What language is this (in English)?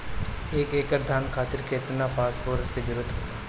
Bhojpuri